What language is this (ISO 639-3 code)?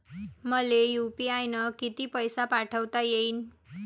mar